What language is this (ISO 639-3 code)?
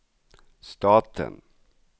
swe